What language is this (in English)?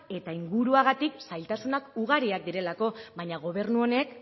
Basque